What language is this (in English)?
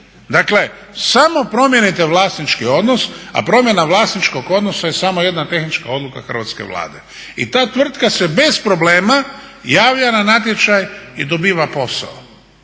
Croatian